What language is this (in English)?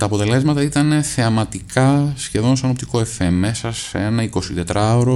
Greek